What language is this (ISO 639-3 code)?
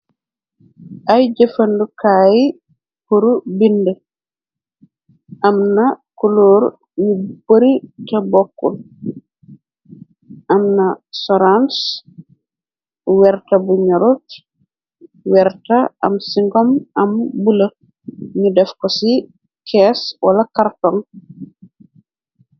wol